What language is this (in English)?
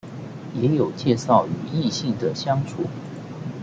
Chinese